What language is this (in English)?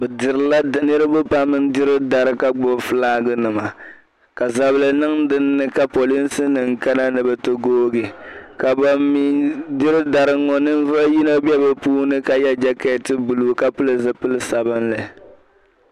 Dagbani